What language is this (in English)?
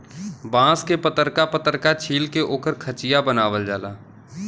Bhojpuri